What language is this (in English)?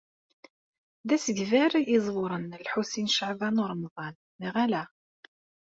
Kabyle